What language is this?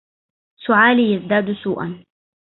Arabic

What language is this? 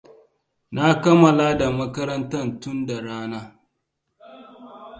Hausa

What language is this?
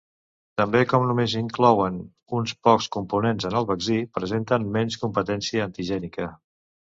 Catalan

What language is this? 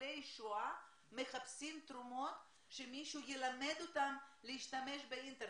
Hebrew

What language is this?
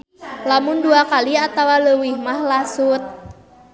Sundanese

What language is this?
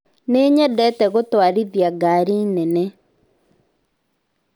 Kikuyu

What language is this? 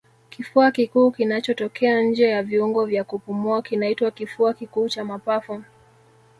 Swahili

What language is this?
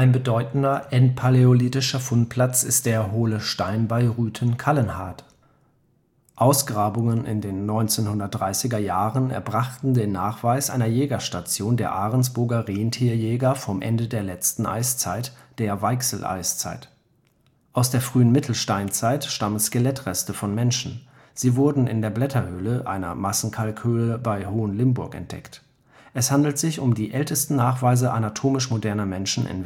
German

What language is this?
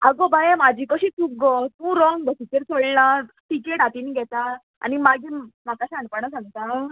Konkani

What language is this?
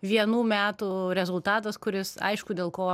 Lithuanian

